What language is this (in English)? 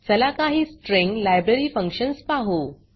Marathi